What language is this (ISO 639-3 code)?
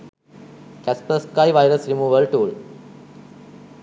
sin